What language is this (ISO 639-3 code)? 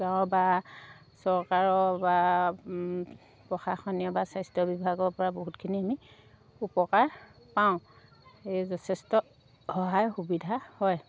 asm